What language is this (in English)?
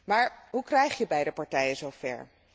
Dutch